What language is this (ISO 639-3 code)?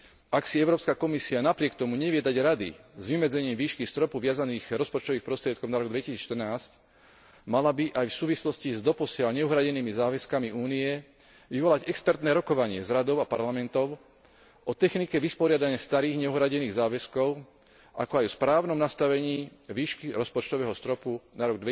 slk